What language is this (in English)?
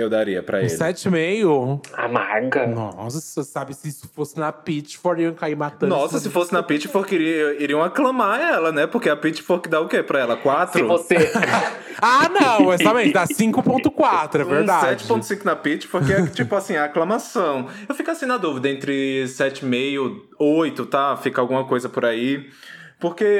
Portuguese